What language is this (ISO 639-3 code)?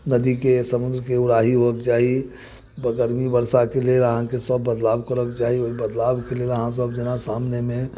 mai